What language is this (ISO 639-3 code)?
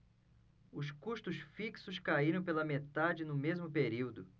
por